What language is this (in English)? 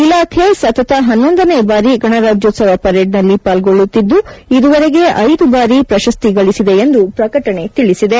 Kannada